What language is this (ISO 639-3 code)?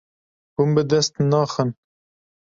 kur